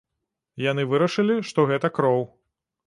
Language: Belarusian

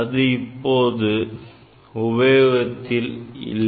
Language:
Tamil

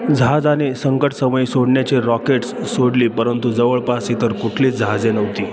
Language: Marathi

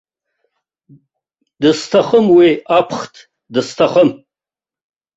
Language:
Abkhazian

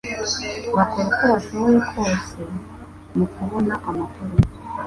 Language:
Kinyarwanda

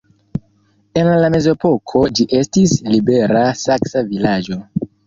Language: Esperanto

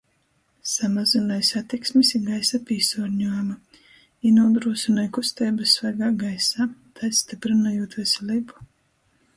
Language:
Latgalian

